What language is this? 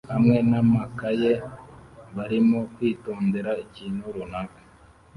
Kinyarwanda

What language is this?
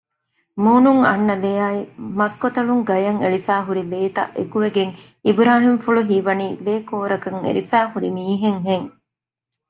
Divehi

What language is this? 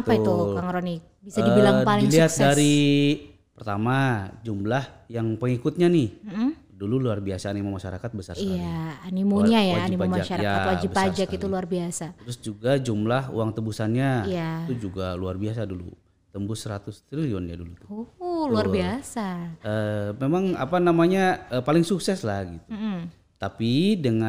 Indonesian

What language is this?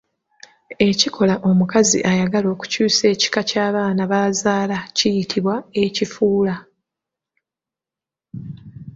Ganda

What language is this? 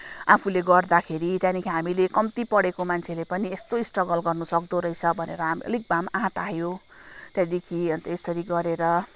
Nepali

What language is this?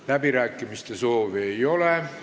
Estonian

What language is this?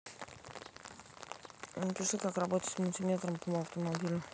Russian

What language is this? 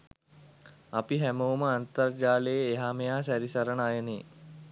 Sinhala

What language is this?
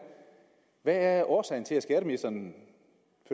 Danish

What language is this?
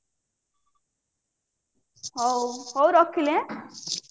Odia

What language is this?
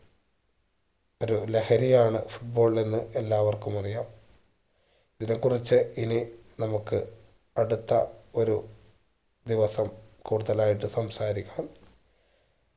Malayalam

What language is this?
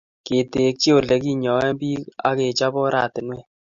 Kalenjin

